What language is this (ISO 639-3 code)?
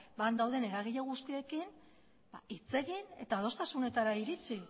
eus